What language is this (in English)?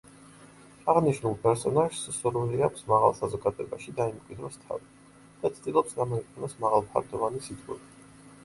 Georgian